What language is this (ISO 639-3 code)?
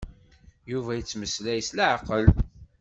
kab